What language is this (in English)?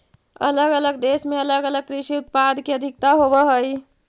Magahi